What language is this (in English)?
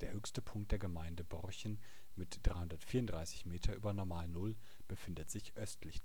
German